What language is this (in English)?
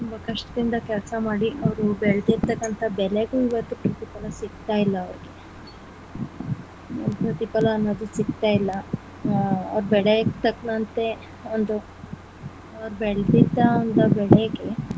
Kannada